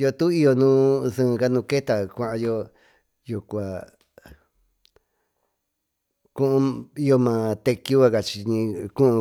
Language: Tututepec Mixtec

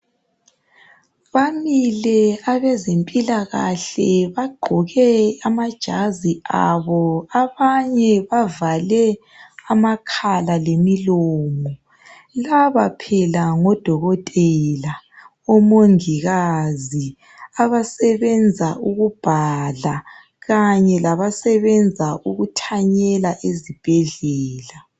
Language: North Ndebele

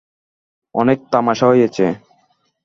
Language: Bangla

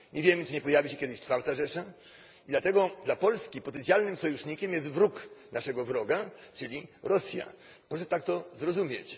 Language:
Polish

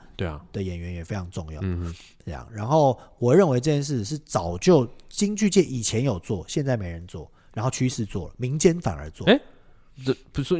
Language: Chinese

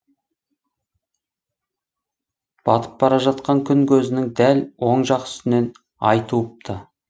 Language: Kazakh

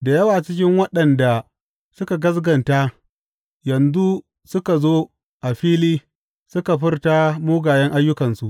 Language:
Hausa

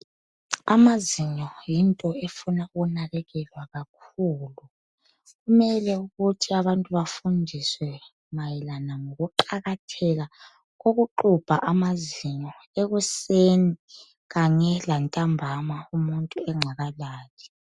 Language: North Ndebele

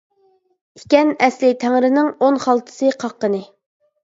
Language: Uyghur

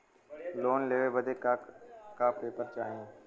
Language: Bhojpuri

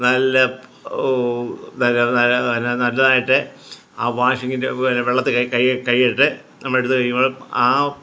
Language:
Malayalam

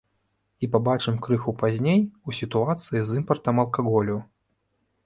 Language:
Belarusian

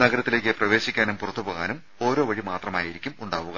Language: Malayalam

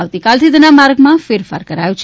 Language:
Gujarati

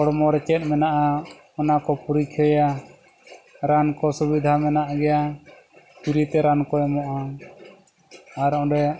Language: Santali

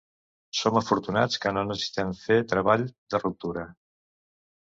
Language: Catalan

